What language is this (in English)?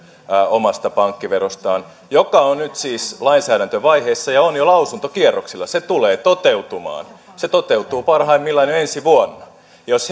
Finnish